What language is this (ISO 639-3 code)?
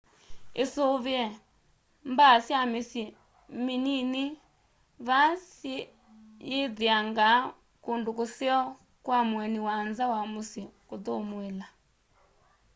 kam